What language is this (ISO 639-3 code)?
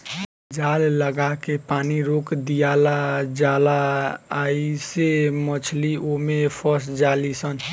bho